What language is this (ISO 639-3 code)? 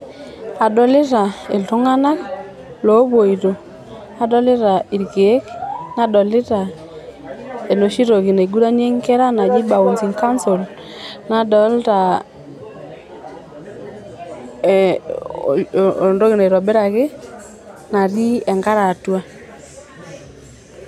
mas